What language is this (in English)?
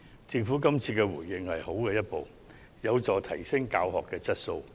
Cantonese